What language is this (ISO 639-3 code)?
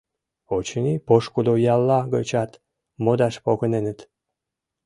chm